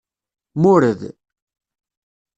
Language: Kabyle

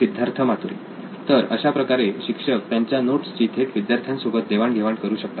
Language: Marathi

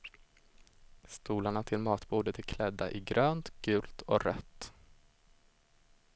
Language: Swedish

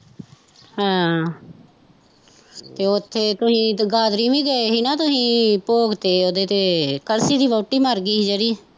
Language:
Punjabi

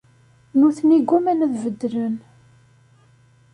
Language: Kabyle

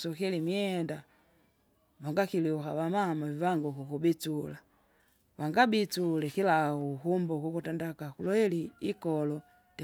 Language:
Kinga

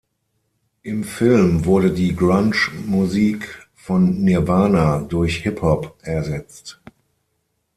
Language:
German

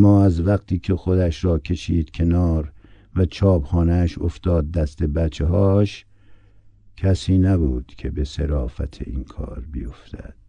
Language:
Persian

